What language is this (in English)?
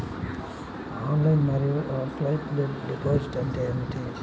Telugu